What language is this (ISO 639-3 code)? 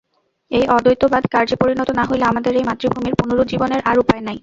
ben